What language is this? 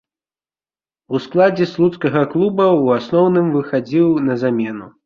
Belarusian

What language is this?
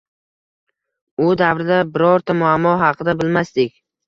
Uzbek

